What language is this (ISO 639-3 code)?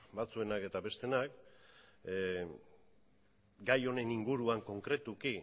eus